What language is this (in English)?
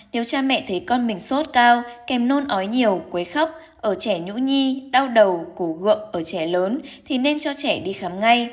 Vietnamese